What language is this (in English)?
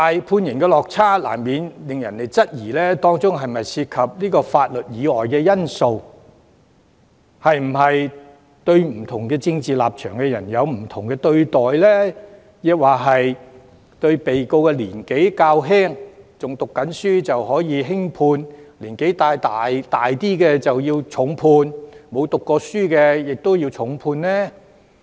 Cantonese